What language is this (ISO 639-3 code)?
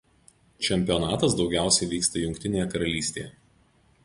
lit